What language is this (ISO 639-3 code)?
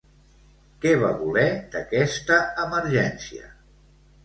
cat